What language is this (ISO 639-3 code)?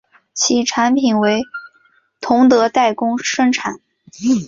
zho